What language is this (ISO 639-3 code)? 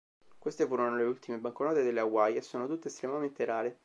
ita